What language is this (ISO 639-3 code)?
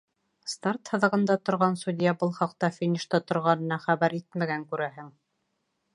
bak